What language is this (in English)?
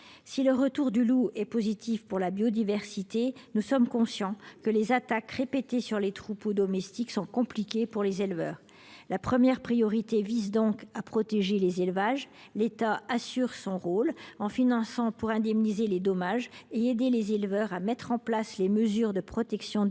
French